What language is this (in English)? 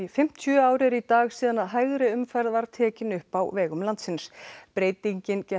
Icelandic